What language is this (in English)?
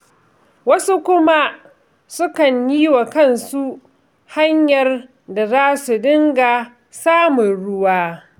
Hausa